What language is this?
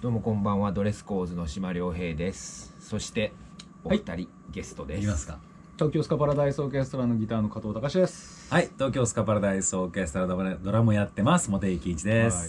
Japanese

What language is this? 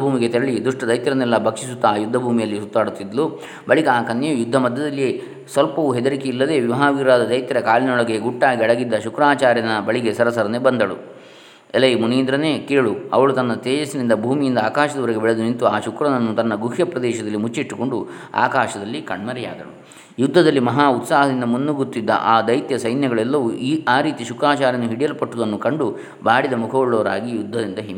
Kannada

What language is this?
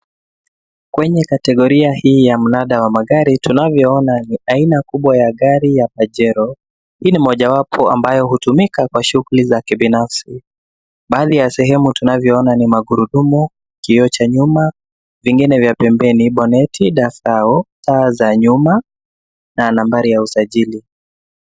Swahili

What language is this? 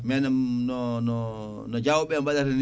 Fula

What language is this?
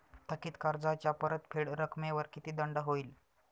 Marathi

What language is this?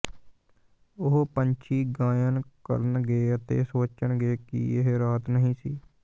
Punjabi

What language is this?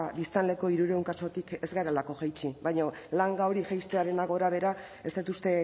Basque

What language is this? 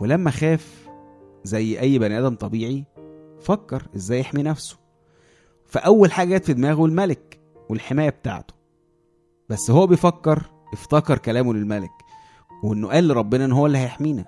Arabic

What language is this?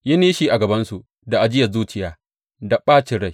Hausa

